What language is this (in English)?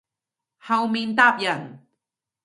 Cantonese